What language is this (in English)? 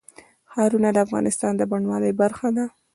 Pashto